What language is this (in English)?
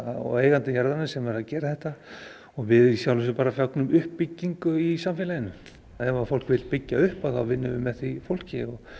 Icelandic